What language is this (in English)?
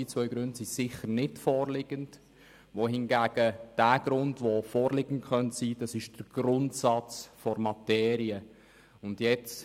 Swiss German